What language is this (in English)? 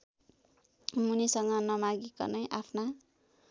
Nepali